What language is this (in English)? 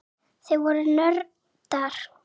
Icelandic